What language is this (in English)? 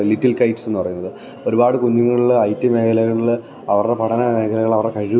Malayalam